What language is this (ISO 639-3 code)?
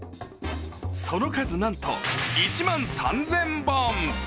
jpn